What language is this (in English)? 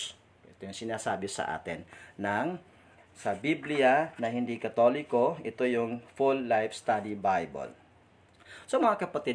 Filipino